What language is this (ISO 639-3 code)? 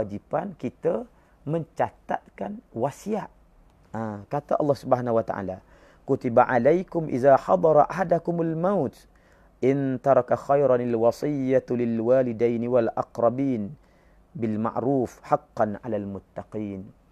msa